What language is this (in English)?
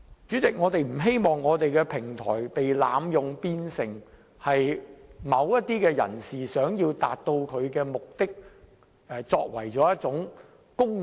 Cantonese